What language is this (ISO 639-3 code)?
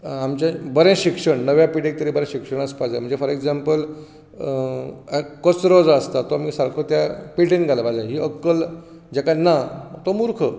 kok